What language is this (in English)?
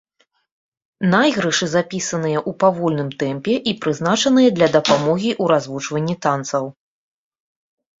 Belarusian